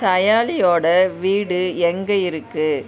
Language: Tamil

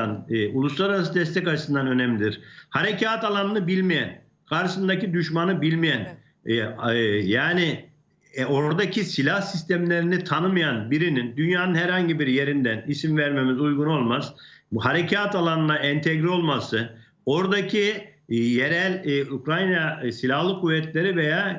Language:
Turkish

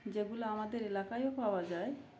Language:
Bangla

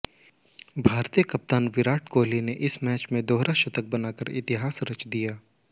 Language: Hindi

